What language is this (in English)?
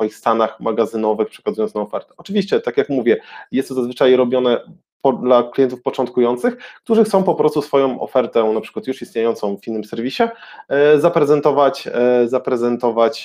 Polish